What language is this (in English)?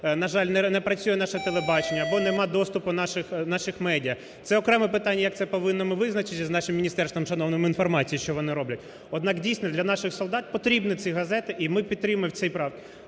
Ukrainian